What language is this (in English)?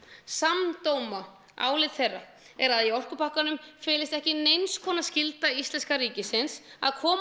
Icelandic